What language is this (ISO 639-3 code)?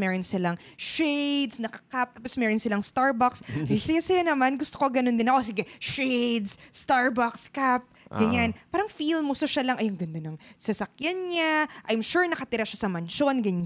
fil